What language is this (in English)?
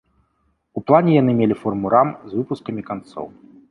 Belarusian